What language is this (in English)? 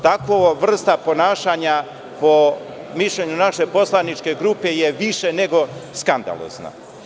Serbian